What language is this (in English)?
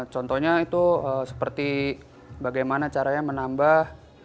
Indonesian